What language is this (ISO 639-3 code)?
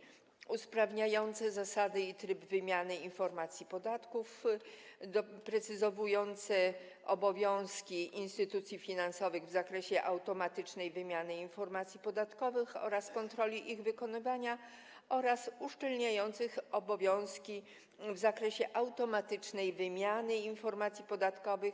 pol